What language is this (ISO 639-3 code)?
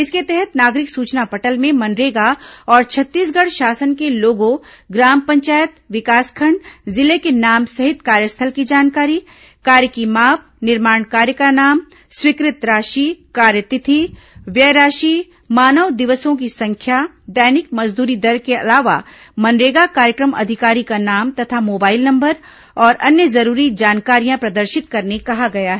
hin